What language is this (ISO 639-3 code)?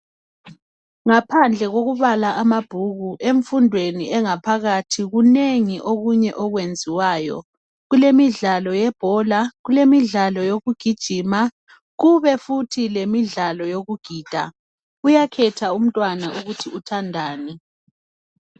nde